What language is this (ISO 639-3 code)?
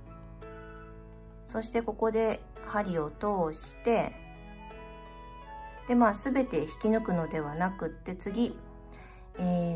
jpn